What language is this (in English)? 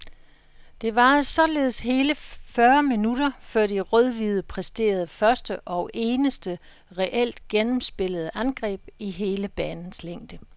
Danish